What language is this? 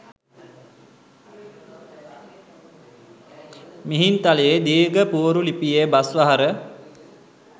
Sinhala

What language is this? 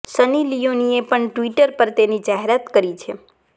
Gujarati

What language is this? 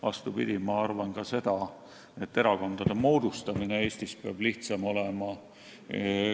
Estonian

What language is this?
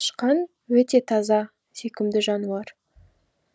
Kazakh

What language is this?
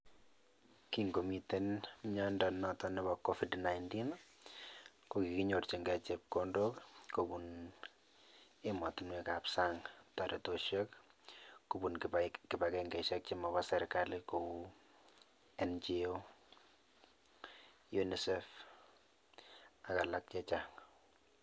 Kalenjin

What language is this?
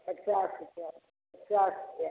Maithili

